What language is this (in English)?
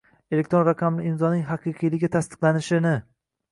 Uzbek